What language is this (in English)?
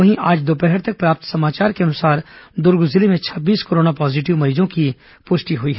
Hindi